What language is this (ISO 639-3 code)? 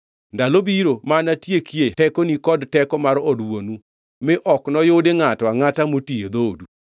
luo